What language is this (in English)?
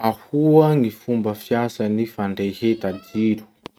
Masikoro Malagasy